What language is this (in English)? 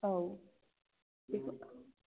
Bodo